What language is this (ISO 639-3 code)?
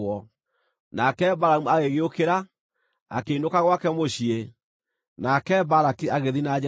kik